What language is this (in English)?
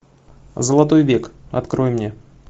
Russian